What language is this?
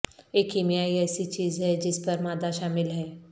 Urdu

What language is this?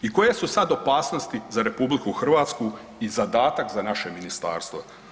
Croatian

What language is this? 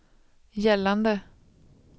Swedish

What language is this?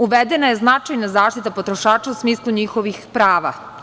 Serbian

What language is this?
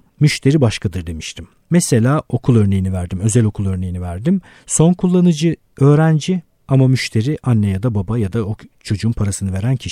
Turkish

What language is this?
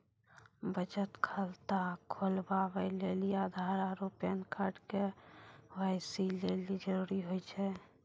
Maithili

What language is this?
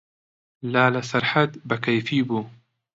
Central Kurdish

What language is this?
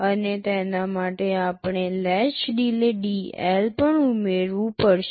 Gujarati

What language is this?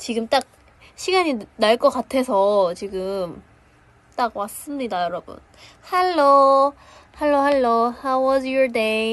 Korean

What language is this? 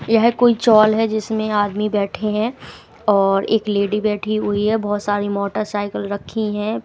Hindi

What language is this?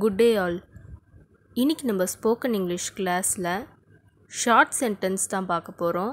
Tamil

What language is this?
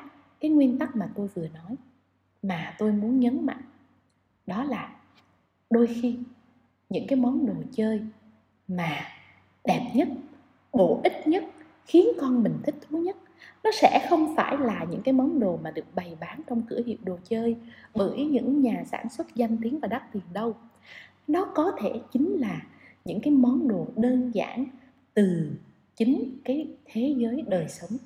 Vietnamese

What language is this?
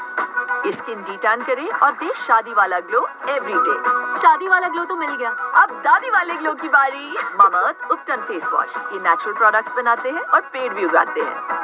Punjabi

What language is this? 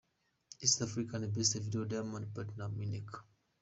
Kinyarwanda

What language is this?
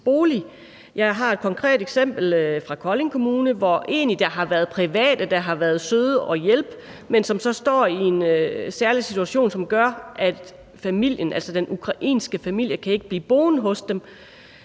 Danish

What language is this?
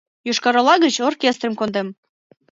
Mari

